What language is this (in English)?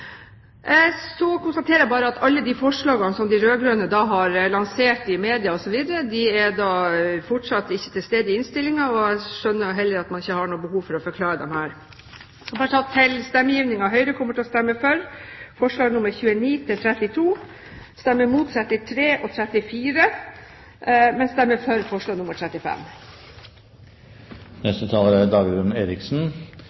Norwegian Bokmål